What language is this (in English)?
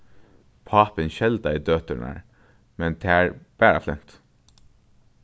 Faroese